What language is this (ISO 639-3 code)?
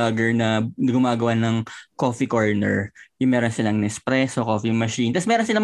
fil